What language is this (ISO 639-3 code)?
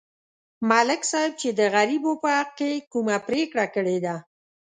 pus